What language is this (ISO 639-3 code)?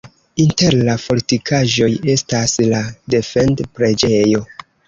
epo